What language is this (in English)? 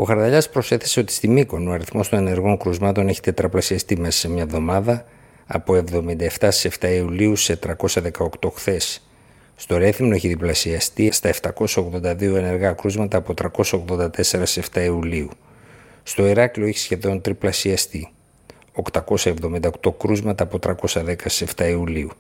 Greek